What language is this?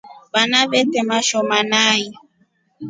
Rombo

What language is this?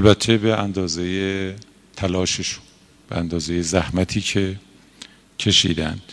Persian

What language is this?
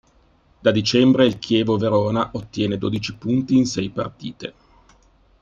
Italian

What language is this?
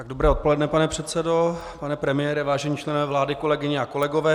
Czech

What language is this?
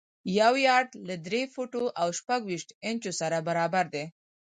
Pashto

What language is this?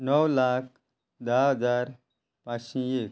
Konkani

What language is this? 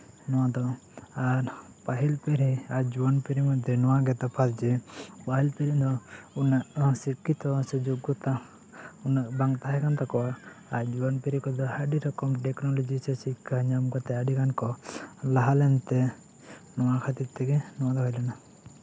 Santali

